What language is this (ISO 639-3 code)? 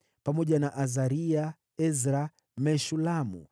swa